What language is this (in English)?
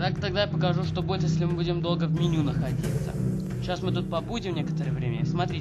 Russian